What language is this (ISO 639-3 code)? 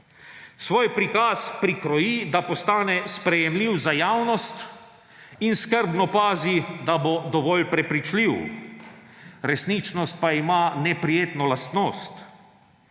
slv